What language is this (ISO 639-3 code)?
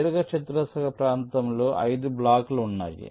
tel